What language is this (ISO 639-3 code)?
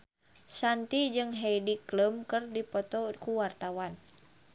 sun